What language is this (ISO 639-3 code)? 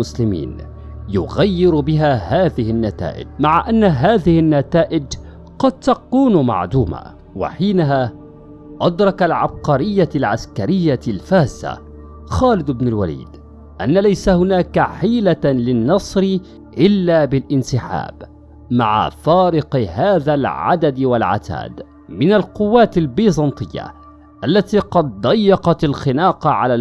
ara